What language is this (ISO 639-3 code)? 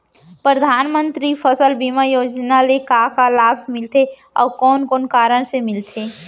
hne